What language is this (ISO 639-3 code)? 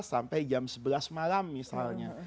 ind